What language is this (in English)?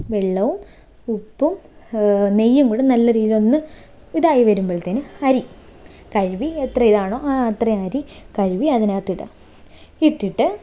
Malayalam